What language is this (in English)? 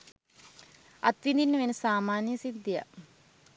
Sinhala